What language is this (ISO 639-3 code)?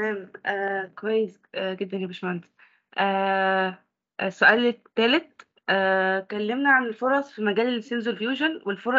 ara